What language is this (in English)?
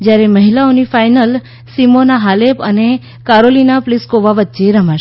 Gujarati